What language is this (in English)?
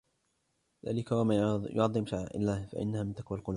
Arabic